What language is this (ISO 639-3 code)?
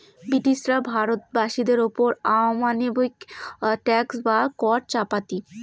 ben